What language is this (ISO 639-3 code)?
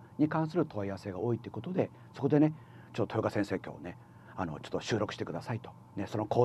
jpn